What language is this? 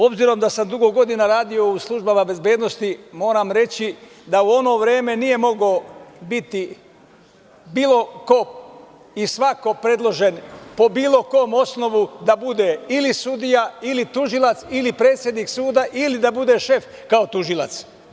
Serbian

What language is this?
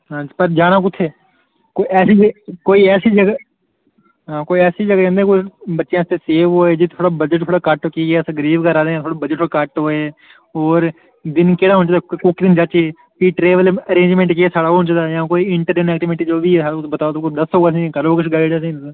Dogri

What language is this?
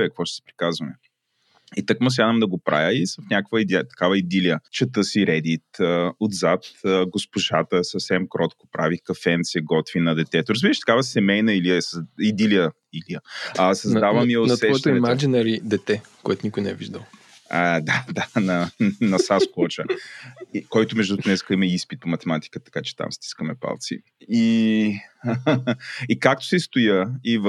Bulgarian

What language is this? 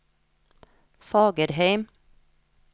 Norwegian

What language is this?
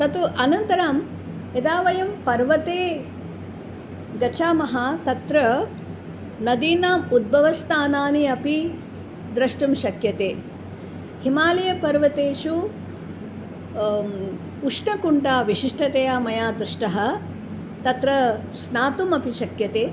Sanskrit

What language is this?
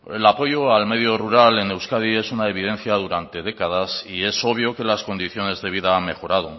Spanish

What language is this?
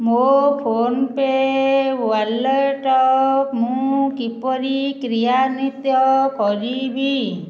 Odia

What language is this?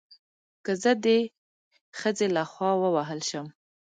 Pashto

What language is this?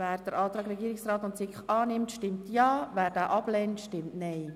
Swiss German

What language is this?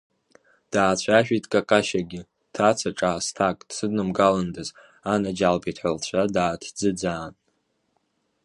Abkhazian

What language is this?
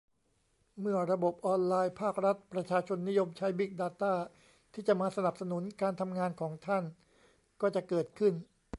Thai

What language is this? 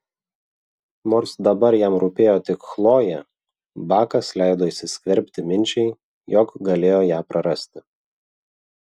Lithuanian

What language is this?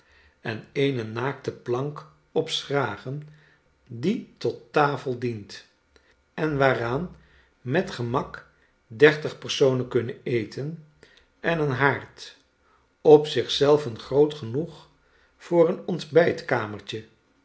Dutch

